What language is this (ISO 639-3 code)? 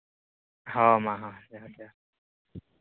sat